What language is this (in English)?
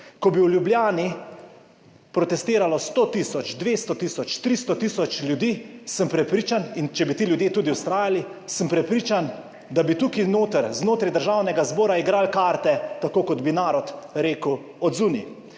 Slovenian